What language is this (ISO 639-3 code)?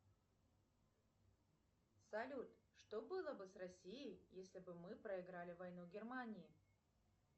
rus